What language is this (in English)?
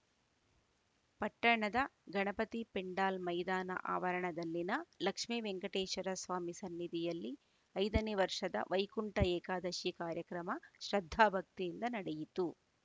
Kannada